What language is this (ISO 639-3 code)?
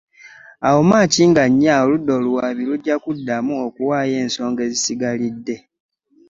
lug